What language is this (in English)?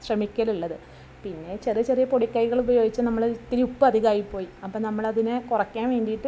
Malayalam